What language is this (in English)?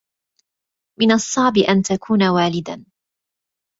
Arabic